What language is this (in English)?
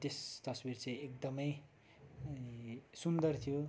Nepali